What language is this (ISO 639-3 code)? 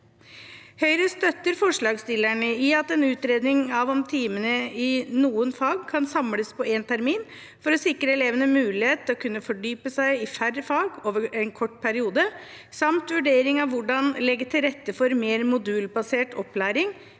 nor